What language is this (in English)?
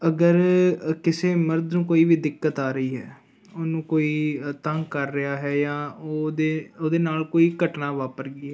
Punjabi